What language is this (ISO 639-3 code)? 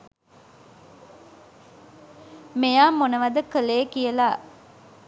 sin